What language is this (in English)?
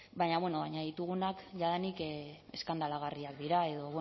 Basque